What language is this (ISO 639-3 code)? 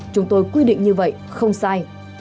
vie